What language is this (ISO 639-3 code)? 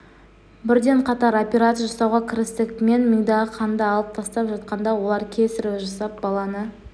kaz